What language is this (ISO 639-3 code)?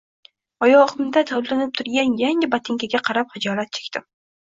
uzb